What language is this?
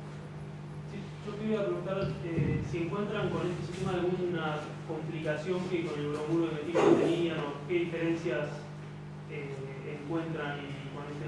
Spanish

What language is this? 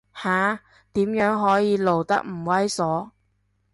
Cantonese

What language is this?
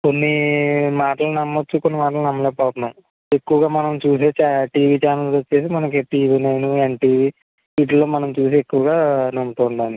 Telugu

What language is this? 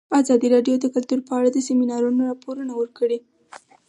Pashto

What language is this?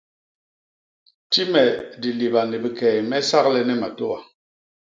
Basaa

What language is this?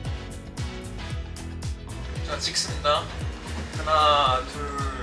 Korean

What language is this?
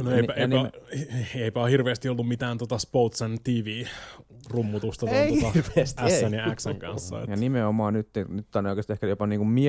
Finnish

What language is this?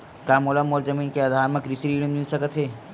Chhattisgarhi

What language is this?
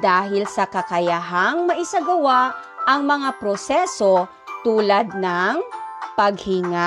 Filipino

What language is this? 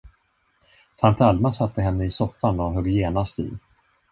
Swedish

